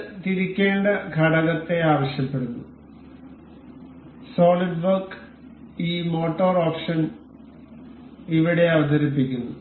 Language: Malayalam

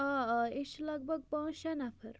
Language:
Kashmiri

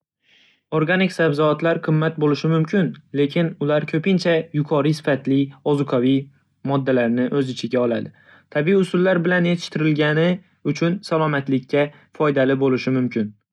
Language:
Uzbek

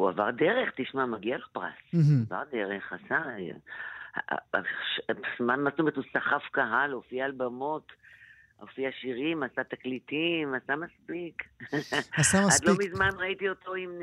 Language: Hebrew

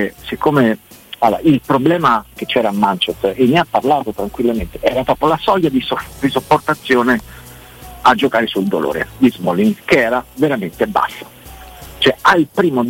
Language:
Italian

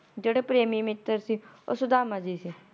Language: Punjabi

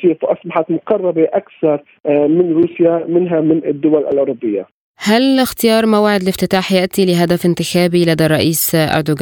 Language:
Arabic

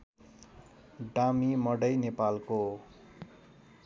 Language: Nepali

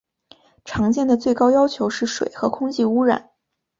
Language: Chinese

